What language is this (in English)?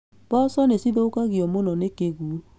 Kikuyu